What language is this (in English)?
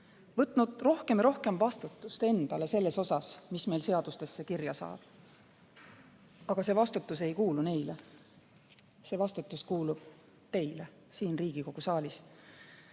Estonian